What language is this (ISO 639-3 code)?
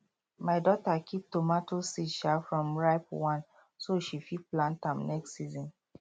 pcm